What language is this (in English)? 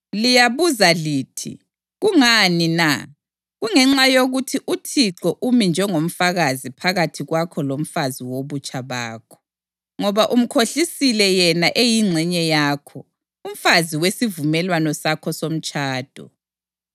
North Ndebele